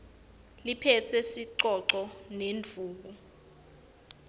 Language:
Swati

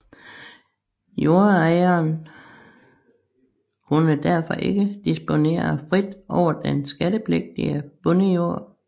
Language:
Danish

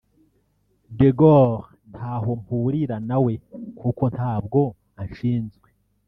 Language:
Kinyarwanda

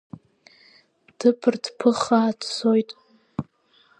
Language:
Abkhazian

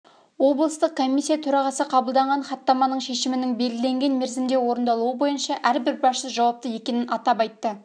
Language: Kazakh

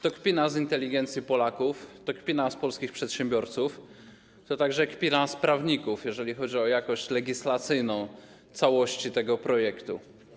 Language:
Polish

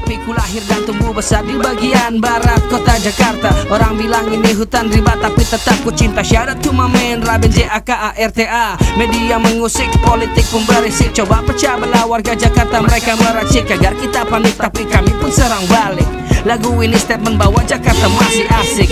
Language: Indonesian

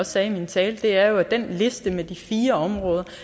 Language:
Danish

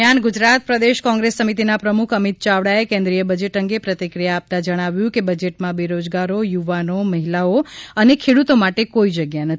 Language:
Gujarati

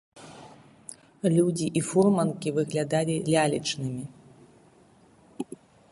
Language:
Belarusian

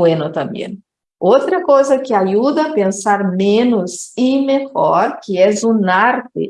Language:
Portuguese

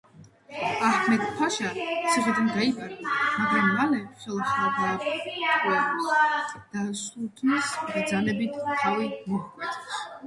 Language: Georgian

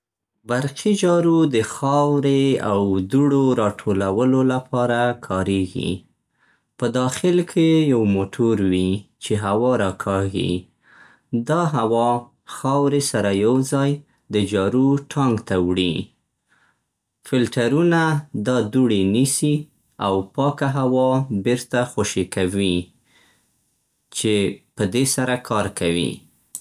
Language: Central Pashto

